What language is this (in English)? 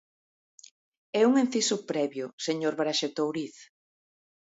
Galician